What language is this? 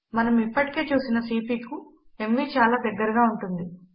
Telugu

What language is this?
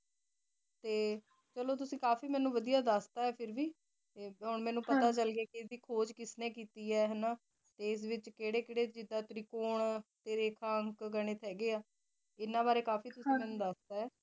Punjabi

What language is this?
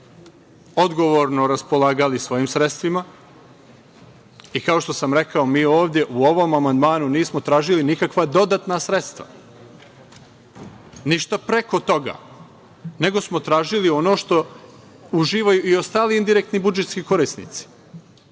Serbian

